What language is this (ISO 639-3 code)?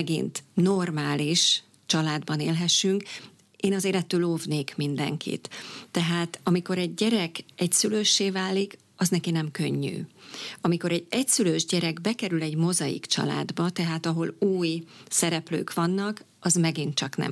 hun